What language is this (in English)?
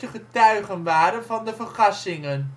Dutch